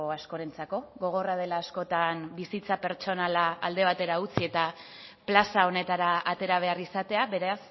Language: Basque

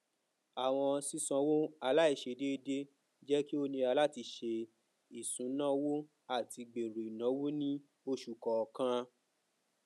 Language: Yoruba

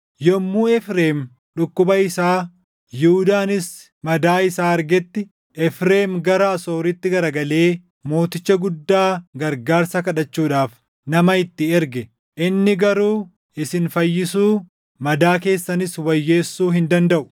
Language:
Oromo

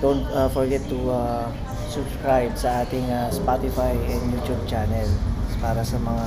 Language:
Filipino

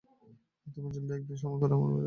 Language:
Bangla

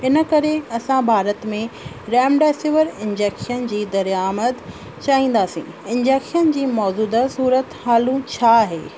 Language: Sindhi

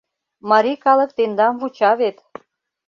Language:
Mari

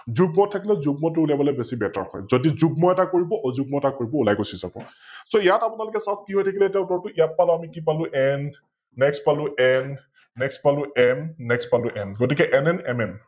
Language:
Assamese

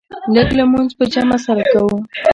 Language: Pashto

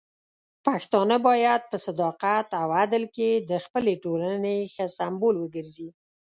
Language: Pashto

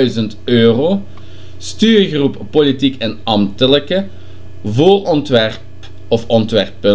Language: Dutch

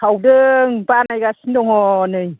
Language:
Bodo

